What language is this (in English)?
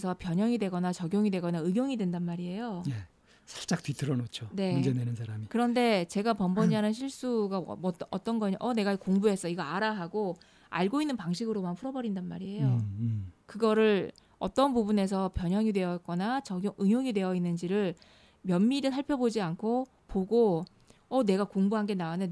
Korean